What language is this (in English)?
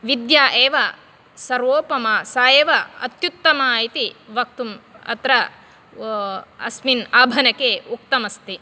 Sanskrit